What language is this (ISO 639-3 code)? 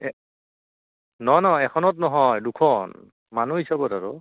asm